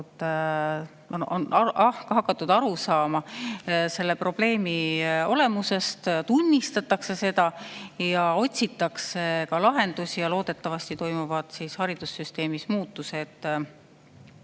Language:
Estonian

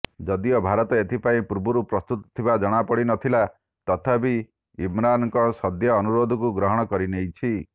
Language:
Odia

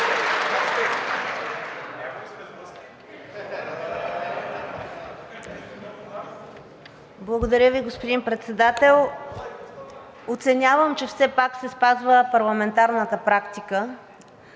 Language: Bulgarian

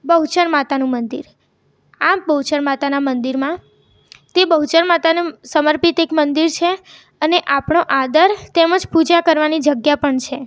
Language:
Gujarati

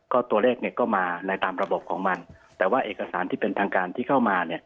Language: Thai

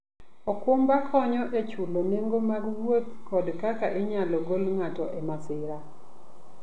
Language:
Luo (Kenya and Tanzania)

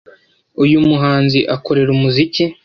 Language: Kinyarwanda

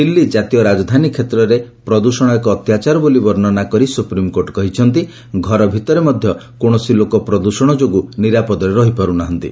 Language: Odia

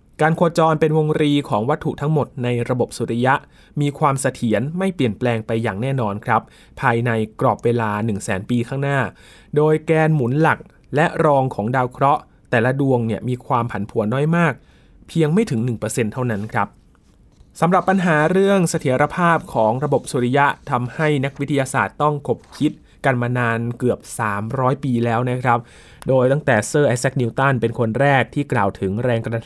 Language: Thai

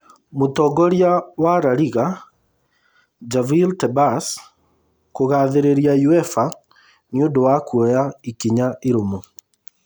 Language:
Kikuyu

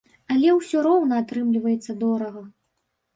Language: Belarusian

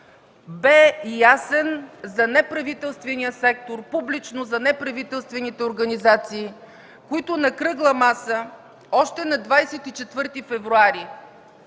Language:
Bulgarian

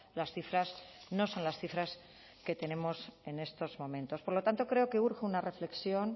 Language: Spanish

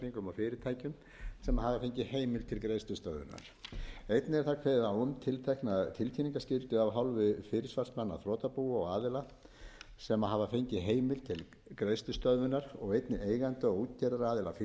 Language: Icelandic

